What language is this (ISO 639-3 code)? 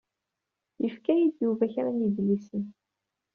kab